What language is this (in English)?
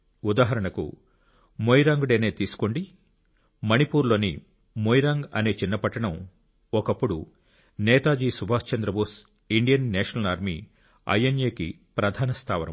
Telugu